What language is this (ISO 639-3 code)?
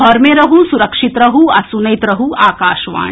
mai